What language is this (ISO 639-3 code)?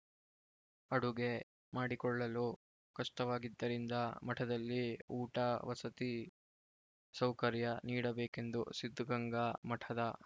kan